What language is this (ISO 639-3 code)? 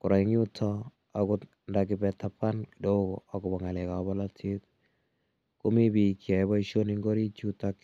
kln